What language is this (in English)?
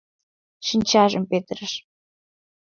Mari